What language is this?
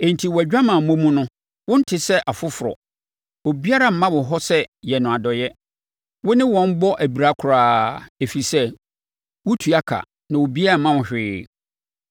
Akan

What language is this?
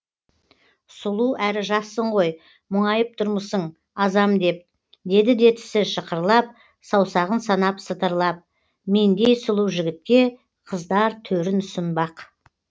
Kazakh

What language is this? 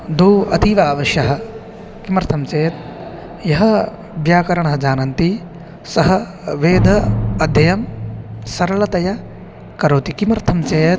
Sanskrit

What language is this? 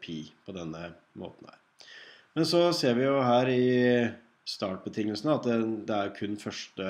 Norwegian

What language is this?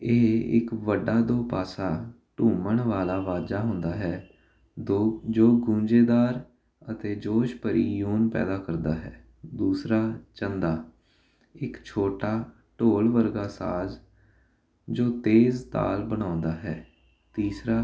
Punjabi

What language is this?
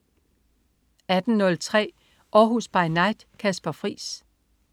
Danish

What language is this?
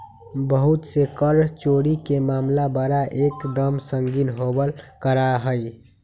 Magahi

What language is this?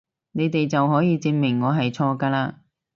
Cantonese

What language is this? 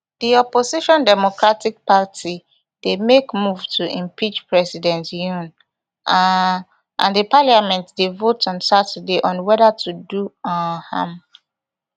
Nigerian Pidgin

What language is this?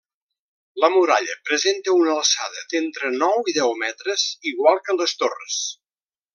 Catalan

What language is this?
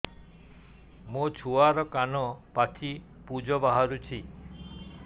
Odia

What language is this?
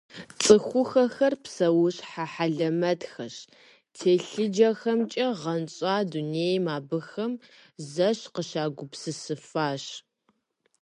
Kabardian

